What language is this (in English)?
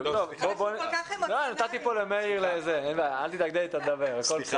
Hebrew